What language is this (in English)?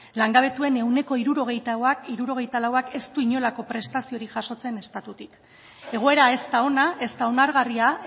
Basque